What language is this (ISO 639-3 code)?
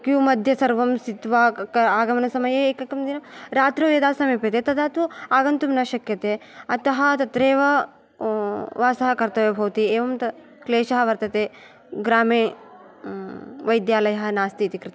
san